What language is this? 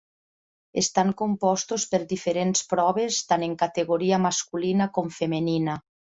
Catalan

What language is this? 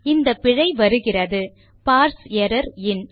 Tamil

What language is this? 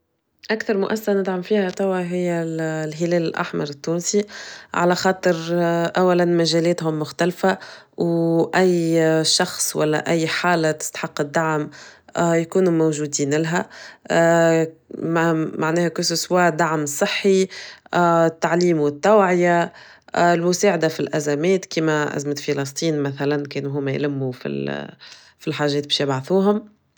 Tunisian Arabic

